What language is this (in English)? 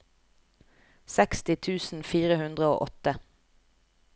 Norwegian